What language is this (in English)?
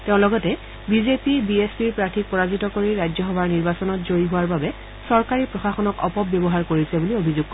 Assamese